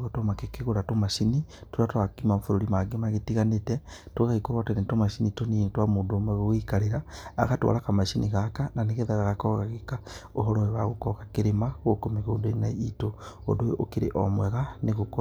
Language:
Kikuyu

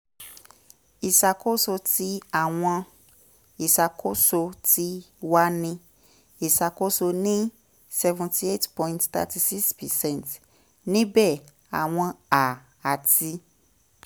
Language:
Yoruba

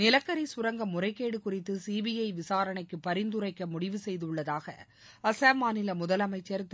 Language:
Tamil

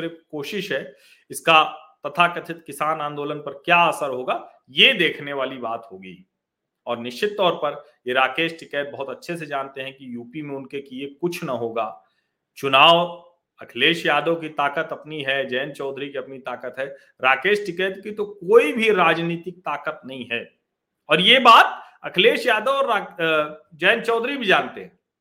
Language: Hindi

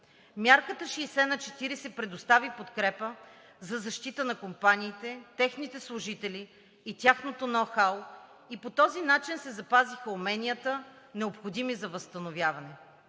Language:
Bulgarian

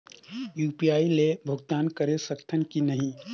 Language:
Chhattisgarhi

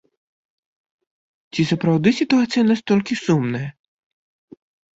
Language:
Belarusian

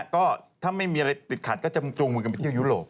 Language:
Thai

